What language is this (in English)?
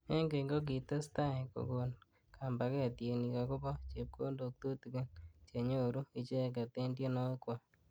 Kalenjin